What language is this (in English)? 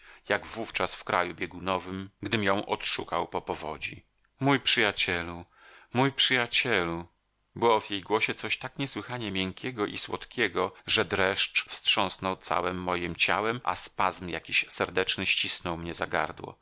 Polish